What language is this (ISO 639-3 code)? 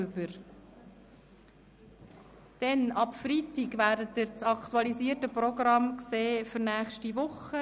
gsw